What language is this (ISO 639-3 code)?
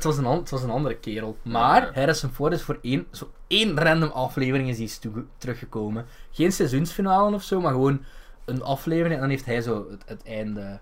nld